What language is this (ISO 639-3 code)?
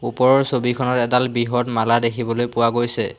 asm